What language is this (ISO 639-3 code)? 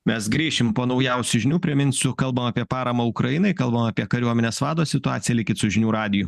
lit